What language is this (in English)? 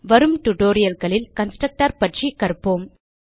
Tamil